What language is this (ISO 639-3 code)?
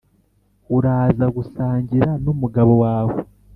kin